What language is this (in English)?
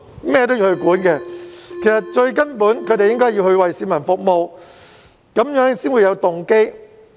Cantonese